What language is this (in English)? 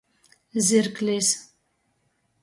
Latgalian